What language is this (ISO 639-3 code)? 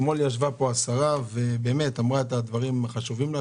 heb